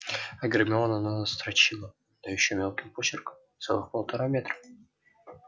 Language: Russian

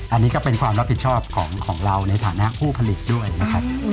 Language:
Thai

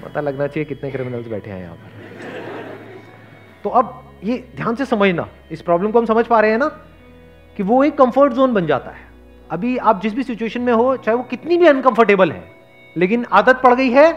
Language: Hindi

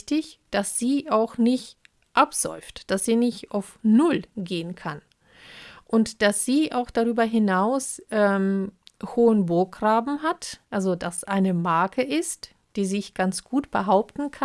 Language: German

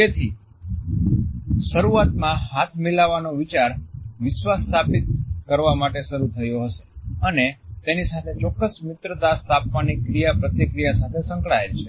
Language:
Gujarati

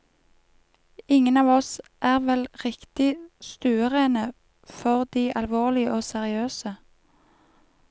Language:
Norwegian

